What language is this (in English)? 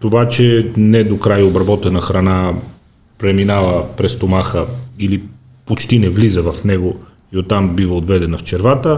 Bulgarian